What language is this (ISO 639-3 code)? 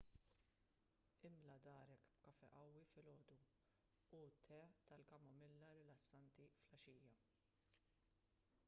mlt